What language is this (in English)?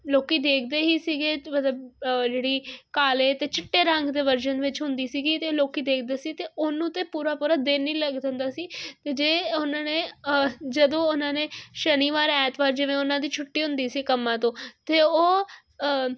Punjabi